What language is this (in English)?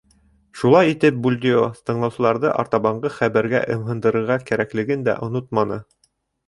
Bashkir